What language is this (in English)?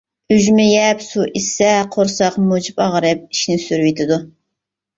Uyghur